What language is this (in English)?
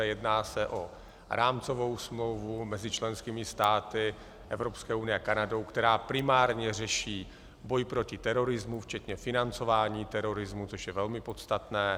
Czech